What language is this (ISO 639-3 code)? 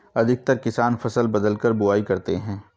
hin